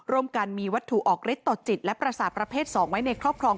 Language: Thai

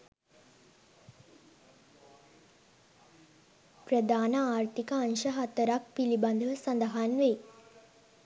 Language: Sinhala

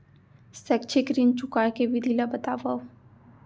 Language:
Chhattisgarhi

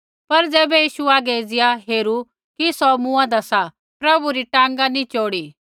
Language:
Kullu Pahari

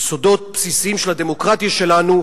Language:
Hebrew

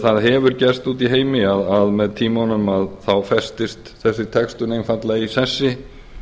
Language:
Icelandic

